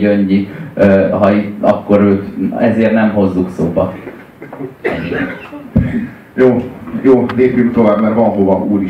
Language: Hungarian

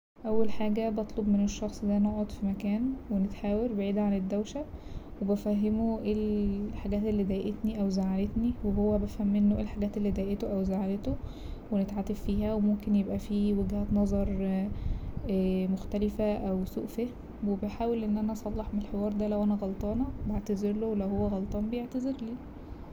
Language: Egyptian Arabic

